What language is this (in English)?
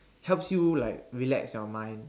English